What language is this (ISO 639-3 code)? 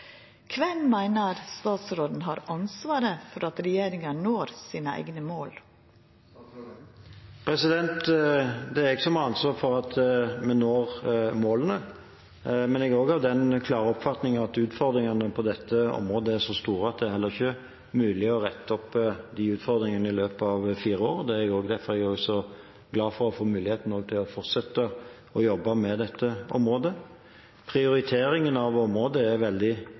nor